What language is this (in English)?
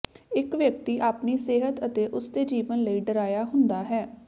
Punjabi